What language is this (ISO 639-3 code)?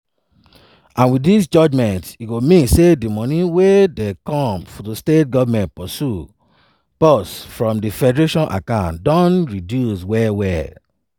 pcm